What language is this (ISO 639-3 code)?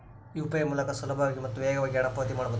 kan